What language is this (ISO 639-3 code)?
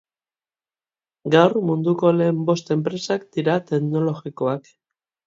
eus